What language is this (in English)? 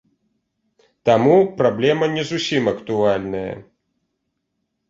Belarusian